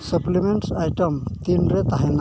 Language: Santali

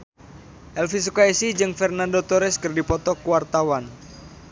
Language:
Sundanese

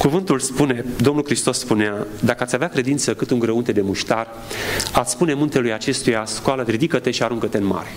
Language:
Romanian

